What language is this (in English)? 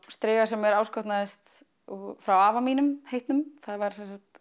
Icelandic